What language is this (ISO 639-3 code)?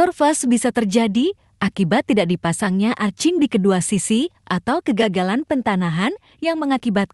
ind